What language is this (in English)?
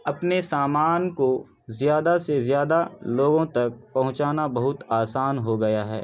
Urdu